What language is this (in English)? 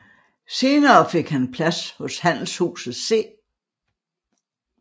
Danish